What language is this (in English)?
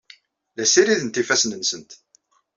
Kabyle